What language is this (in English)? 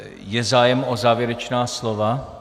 Czech